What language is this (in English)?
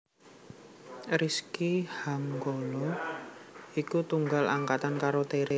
Javanese